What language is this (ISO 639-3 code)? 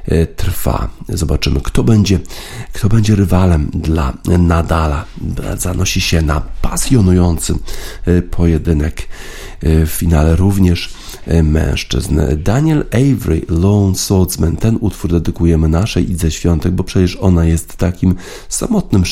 pol